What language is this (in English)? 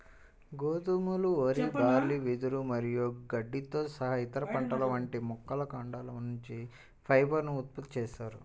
Telugu